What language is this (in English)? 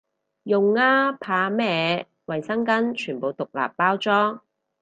Cantonese